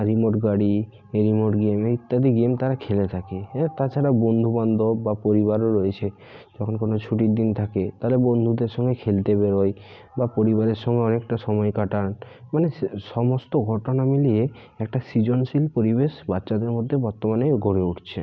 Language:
Bangla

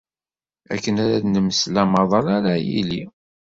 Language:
Kabyle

